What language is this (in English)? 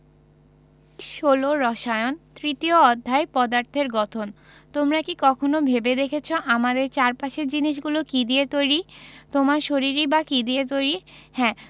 Bangla